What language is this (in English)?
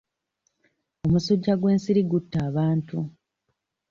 Ganda